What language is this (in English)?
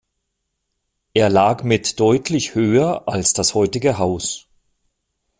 German